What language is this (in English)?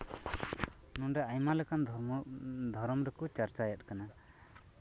Santali